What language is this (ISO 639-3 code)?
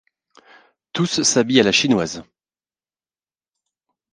fra